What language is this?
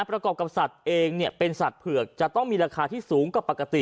Thai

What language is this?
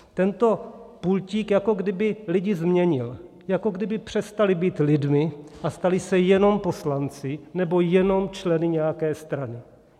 Czech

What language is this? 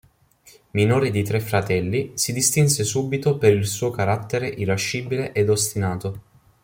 Italian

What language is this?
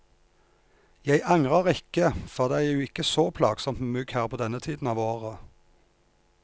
Norwegian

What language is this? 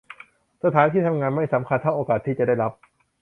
Thai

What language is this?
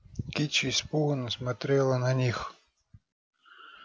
Russian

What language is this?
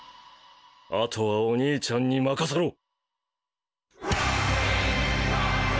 Japanese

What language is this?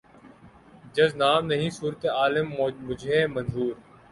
Urdu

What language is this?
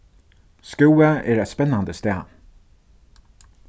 Faroese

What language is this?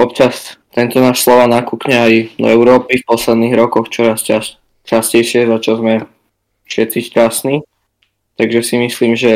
Slovak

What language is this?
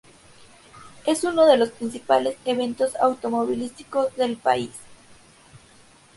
Spanish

